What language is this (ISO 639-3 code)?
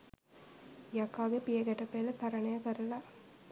sin